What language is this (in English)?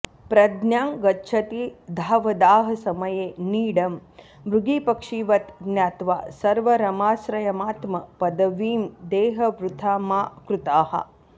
Sanskrit